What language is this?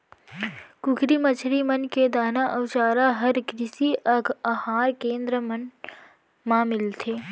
Chhattisgarhi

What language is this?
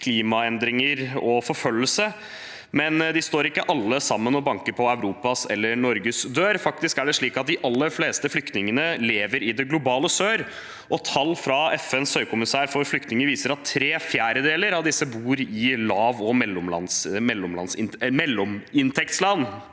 Norwegian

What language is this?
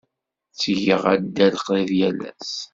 Kabyle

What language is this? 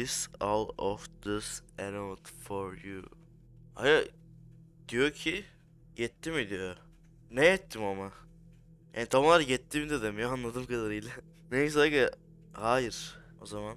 Turkish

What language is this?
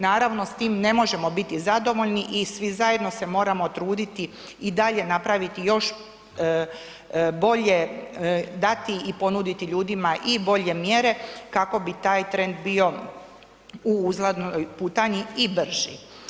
Croatian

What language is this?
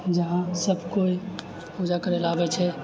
Maithili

